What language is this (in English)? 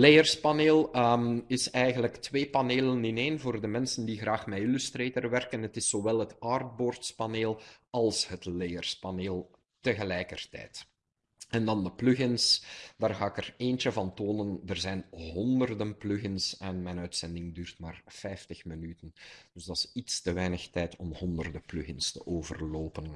Dutch